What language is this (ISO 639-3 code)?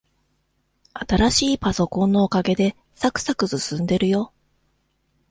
jpn